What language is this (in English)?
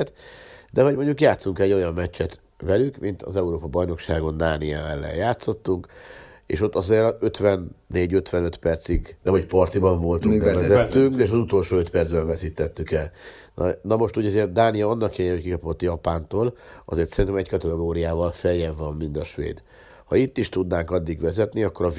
Hungarian